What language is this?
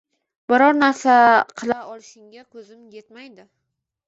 Uzbek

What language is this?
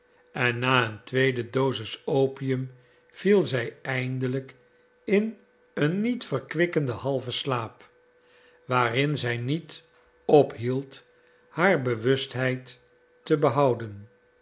Dutch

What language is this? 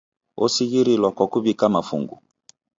Taita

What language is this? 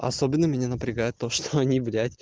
Russian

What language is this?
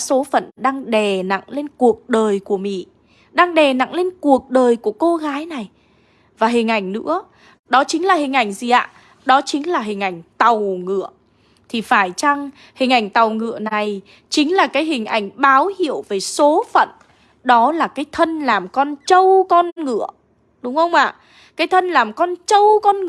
Vietnamese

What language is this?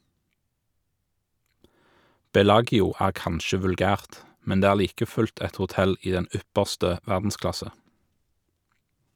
Norwegian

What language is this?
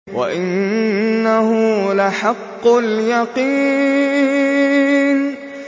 Arabic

